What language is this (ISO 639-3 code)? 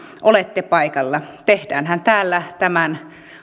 fin